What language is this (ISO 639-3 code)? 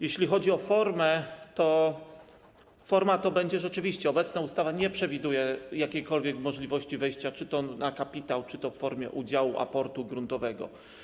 pol